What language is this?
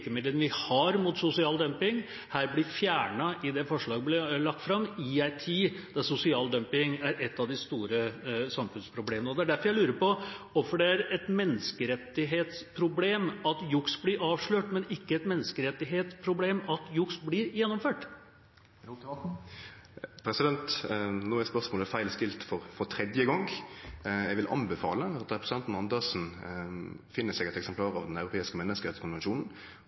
Norwegian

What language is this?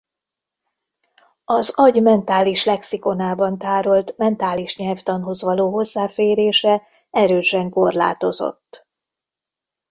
Hungarian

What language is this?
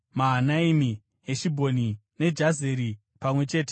Shona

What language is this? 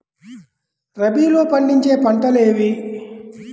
Telugu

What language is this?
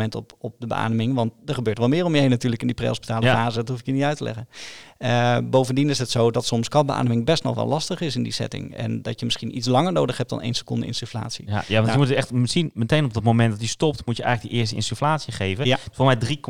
Dutch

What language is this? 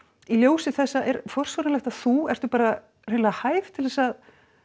Icelandic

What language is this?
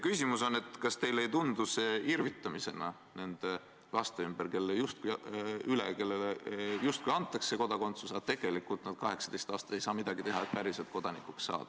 Estonian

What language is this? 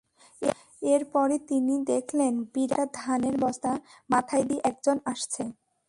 Bangla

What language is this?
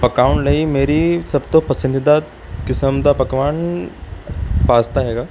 Punjabi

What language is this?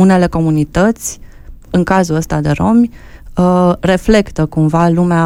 Romanian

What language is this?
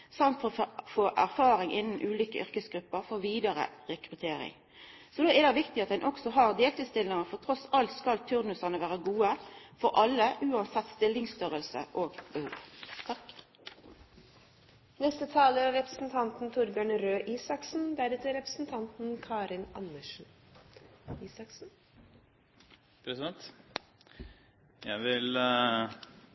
Norwegian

